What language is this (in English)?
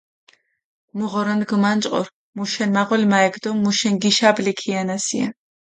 Mingrelian